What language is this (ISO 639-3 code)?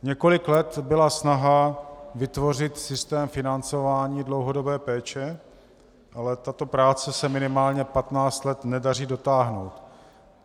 ces